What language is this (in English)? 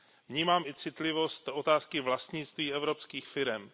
Czech